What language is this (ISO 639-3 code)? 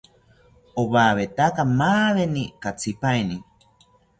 cpy